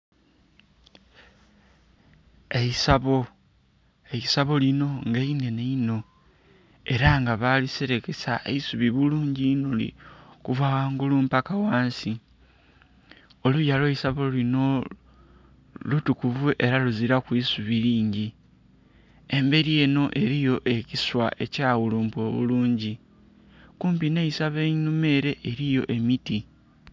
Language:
Soga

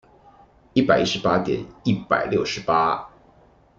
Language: Chinese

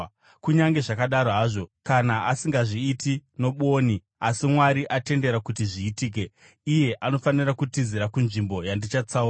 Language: Shona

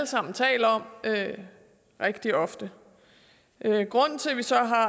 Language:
Danish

